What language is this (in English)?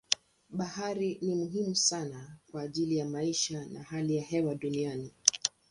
Swahili